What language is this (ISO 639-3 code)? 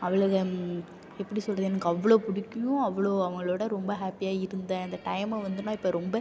tam